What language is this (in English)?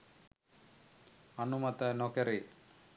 Sinhala